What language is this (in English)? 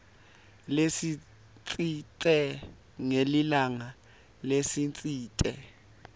Swati